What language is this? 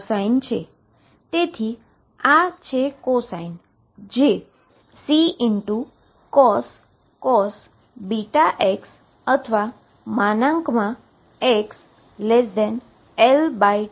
Gujarati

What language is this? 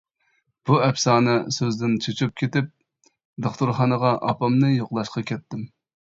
Uyghur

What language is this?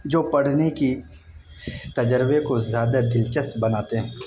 Urdu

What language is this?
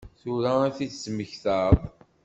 Kabyle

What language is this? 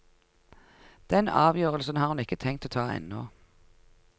Norwegian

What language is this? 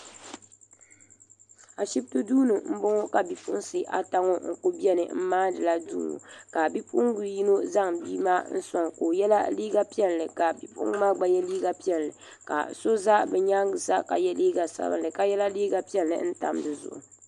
Dagbani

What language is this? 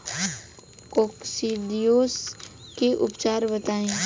Bhojpuri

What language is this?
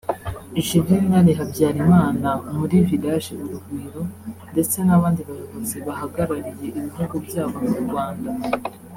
Kinyarwanda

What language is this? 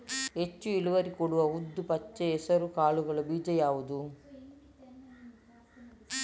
Kannada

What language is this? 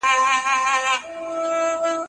Pashto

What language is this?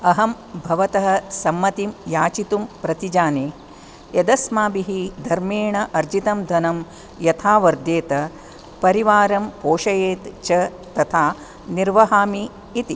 Sanskrit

